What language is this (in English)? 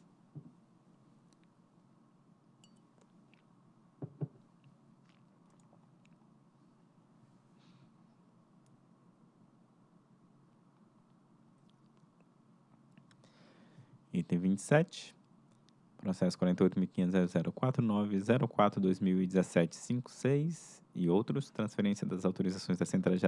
Portuguese